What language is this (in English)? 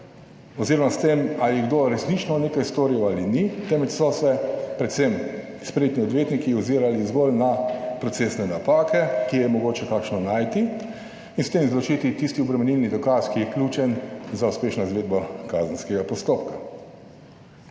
Slovenian